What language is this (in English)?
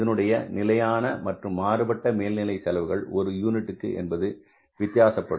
Tamil